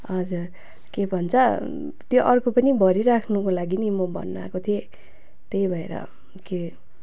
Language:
Nepali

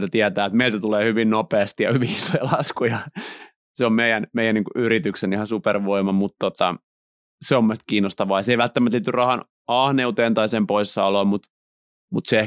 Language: Finnish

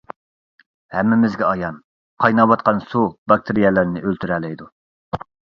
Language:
Uyghur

